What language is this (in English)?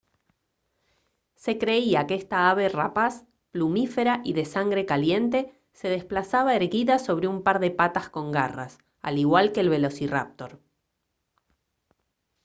Spanish